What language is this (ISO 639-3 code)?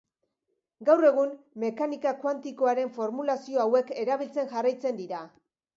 eus